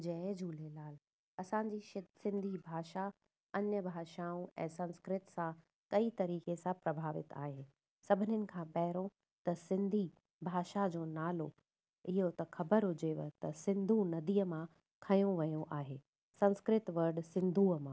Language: Sindhi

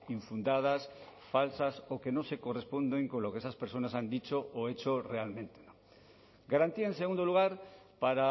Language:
Spanish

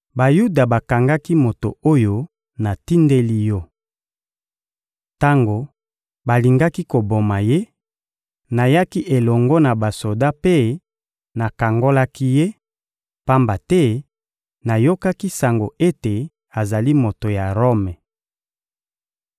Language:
Lingala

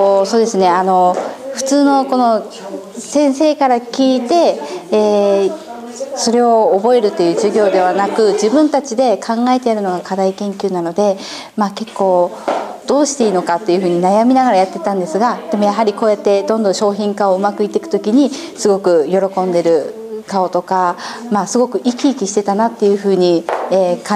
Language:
Japanese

